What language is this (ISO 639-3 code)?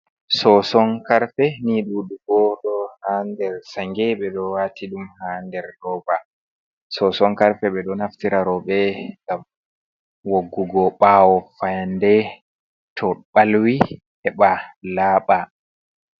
ful